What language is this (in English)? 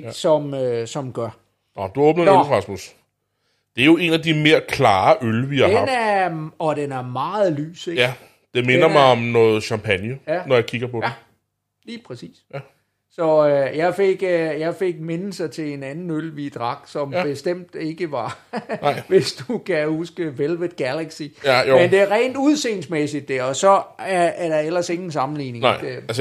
Danish